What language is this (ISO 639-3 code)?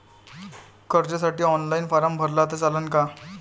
mar